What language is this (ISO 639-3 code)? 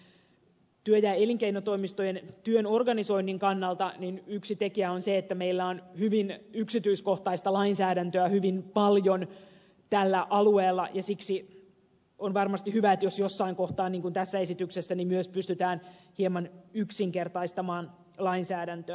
fin